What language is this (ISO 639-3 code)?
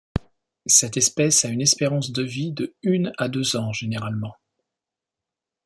fra